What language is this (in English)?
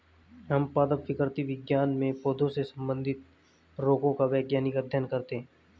Hindi